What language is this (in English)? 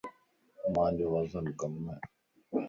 Lasi